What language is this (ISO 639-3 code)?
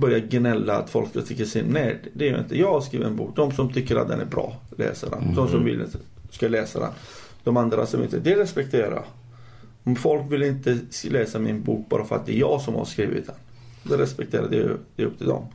swe